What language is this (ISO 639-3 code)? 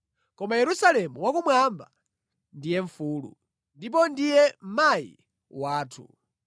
nya